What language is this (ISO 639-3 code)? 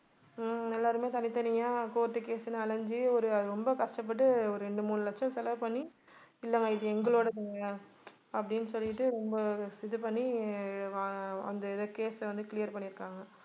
tam